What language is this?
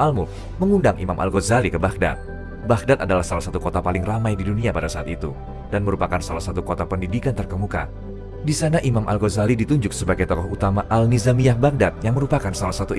Indonesian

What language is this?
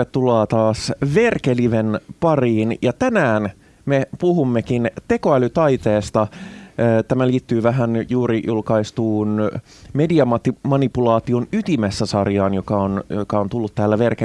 Finnish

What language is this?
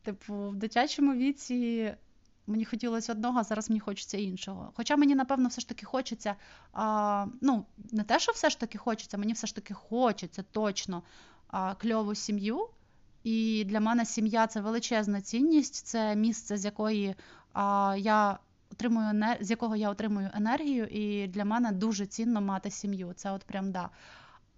Ukrainian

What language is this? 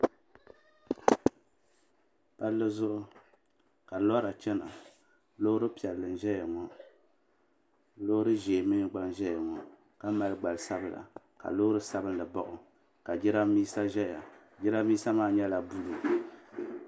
Dagbani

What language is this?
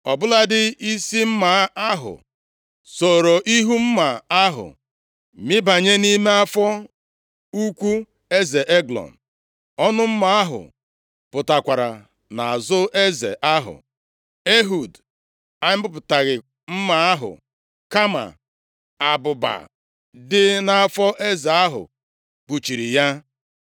Igbo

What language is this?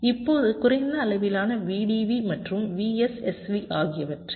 Tamil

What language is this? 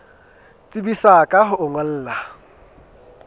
Southern Sotho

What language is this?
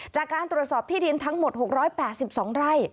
Thai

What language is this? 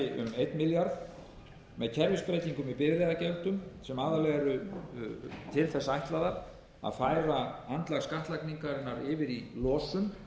Icelandic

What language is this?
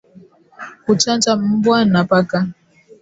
Swahili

